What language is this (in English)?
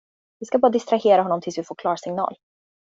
Swedish